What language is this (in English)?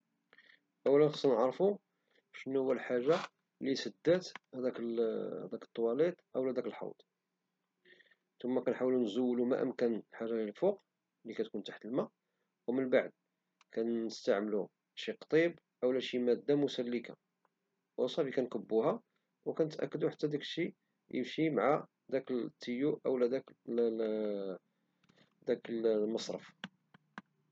Moroccan Arabic